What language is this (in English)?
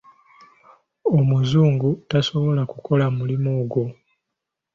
Ganda